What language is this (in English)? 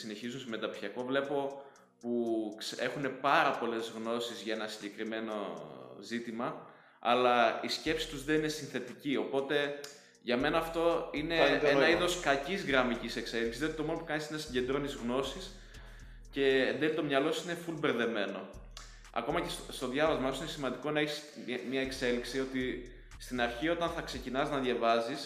Greek